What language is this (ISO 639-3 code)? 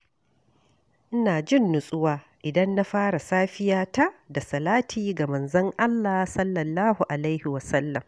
hau